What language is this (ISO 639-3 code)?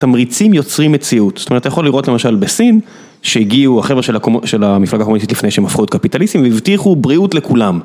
heb